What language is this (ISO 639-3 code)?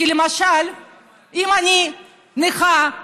heb